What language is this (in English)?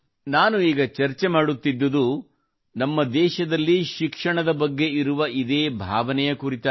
Kannada